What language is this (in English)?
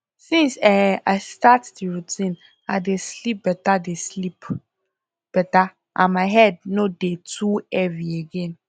Nigerian Pidgin